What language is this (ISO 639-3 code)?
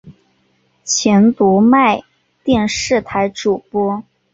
zho